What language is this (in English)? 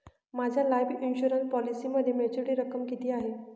Marathi